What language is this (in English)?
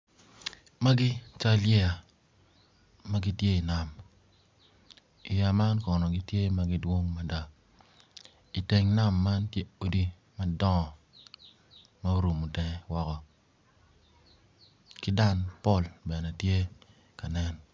Acoli